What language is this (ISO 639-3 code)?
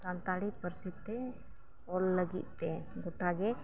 sat